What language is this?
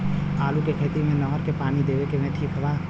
Bhojpuri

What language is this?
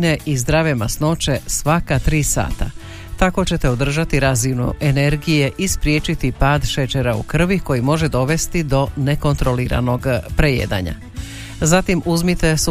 Croatian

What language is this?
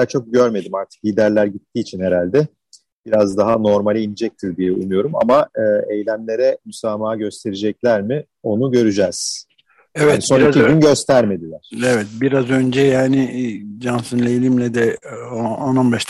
Turkish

